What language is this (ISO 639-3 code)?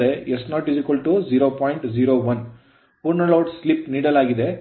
kan